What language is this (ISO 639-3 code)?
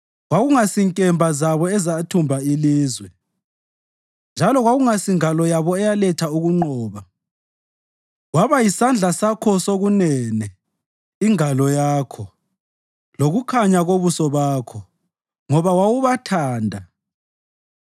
nde